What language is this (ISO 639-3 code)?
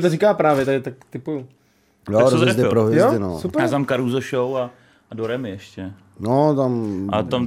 ces